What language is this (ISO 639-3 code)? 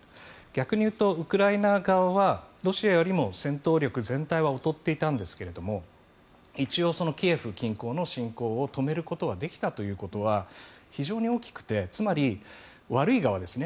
jpn